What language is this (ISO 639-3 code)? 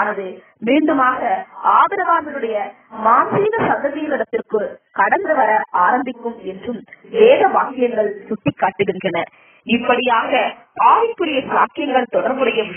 tam